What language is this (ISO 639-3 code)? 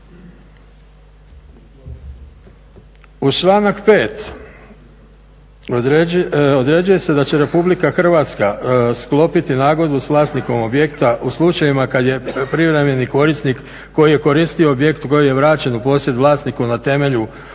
hrv